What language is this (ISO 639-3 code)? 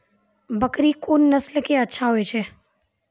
mai